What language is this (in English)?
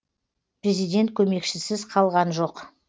Kazakh